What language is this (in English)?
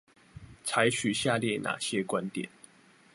Chinese